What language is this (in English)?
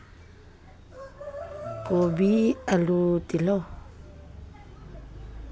Manipuri